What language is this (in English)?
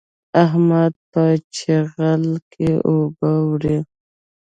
Pashto